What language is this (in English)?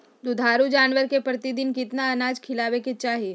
Magahi